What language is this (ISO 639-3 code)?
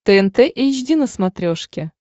rus